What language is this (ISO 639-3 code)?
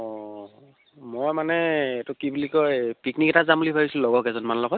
asm